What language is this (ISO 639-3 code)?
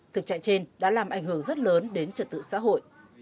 vie